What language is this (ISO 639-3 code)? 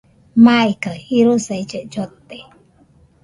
hux